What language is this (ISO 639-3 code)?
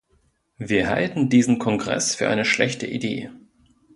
deu